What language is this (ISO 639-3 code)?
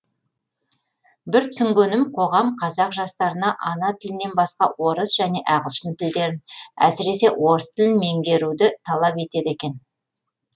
kaz